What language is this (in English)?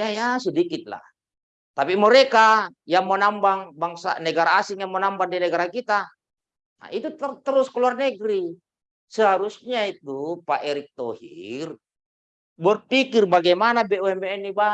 Indonesian